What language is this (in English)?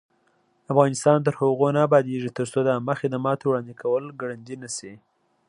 Pashto